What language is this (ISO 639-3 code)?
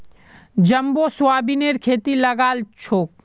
mag